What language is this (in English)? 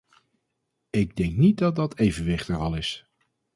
Dutch